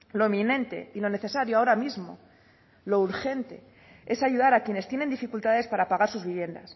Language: Spanish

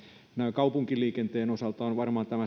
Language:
Finnish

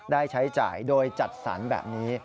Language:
Thai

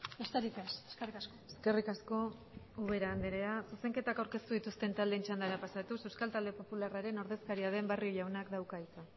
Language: Basque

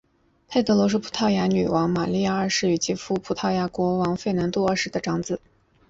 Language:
Chinese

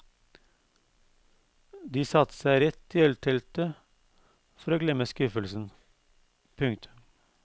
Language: Norwegian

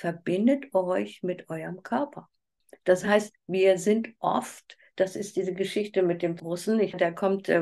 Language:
German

